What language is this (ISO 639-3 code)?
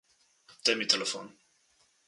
slv